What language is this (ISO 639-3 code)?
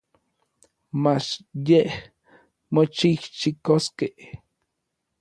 nlv